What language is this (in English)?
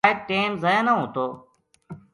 Gujari